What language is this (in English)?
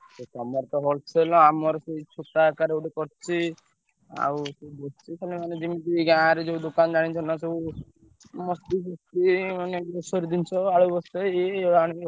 Odia